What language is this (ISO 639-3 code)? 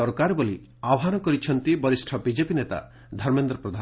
ori